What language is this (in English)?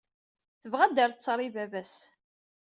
Kabyle